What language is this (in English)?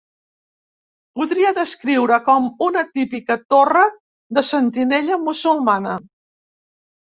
Catalan